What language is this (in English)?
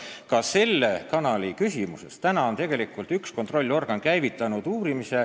Estonian